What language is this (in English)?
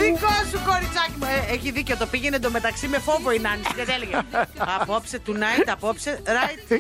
Greek